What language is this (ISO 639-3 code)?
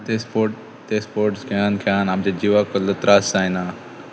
kok